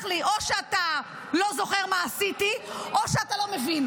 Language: Hebrew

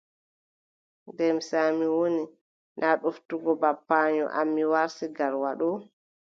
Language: Adamawa Fulfulde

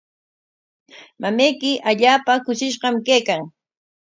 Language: Corongo Ancash Quechua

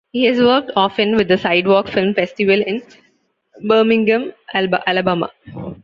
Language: English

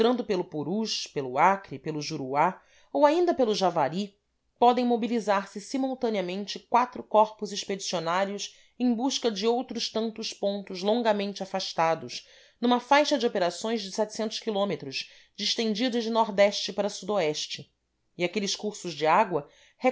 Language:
Portuguese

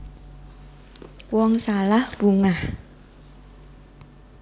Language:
Javanese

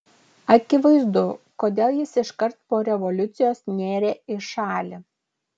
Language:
Lithuanian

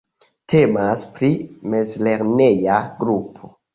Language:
Esperanto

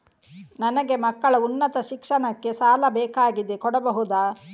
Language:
Kannada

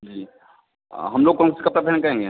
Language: Hindi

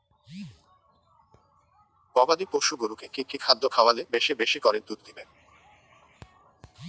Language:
Bangla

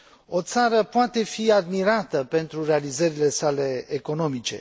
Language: Romanian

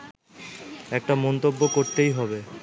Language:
Bangla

